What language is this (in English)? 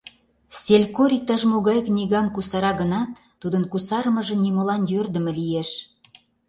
Mari